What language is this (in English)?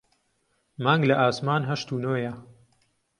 Central Kurdish